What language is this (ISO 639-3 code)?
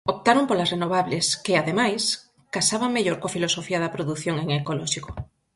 glg